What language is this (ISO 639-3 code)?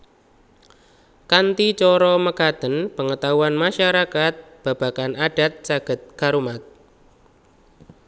jav